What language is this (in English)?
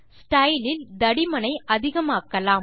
Tamil